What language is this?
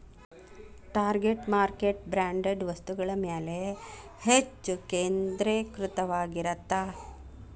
Kannada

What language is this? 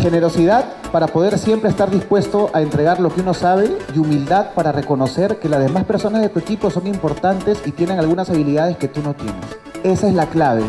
Spanish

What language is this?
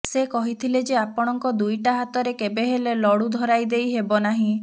Odia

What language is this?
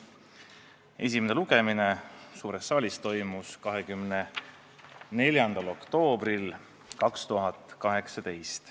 Estonian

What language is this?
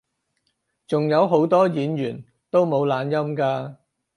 Cantonese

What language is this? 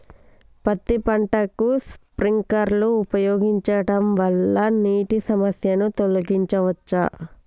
Telugu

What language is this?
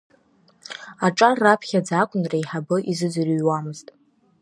Abkhazian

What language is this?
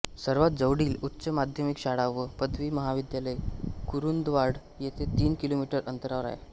Marathi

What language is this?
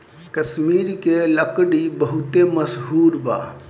Bhojpuri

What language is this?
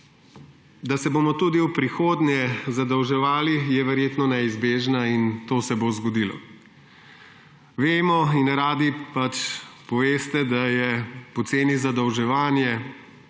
Slovenian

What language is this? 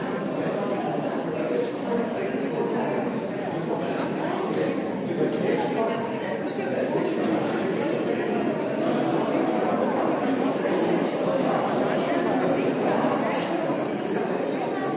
Slovenian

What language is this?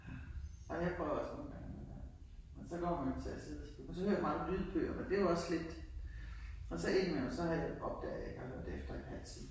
Danish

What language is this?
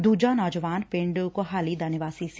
Punjabi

